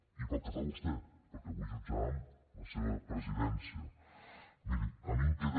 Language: Catalan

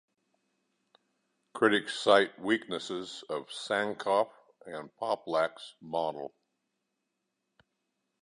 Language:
English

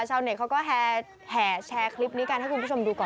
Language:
Thai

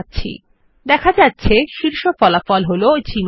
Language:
Bangla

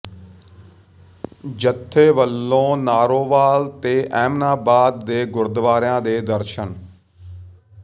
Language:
Punjabi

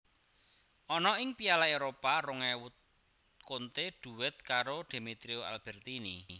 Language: Javanese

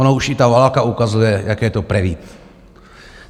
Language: Czech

